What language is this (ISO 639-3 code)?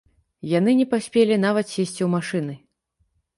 bel